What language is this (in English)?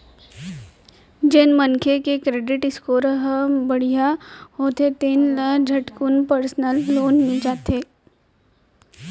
Chhattisgarhi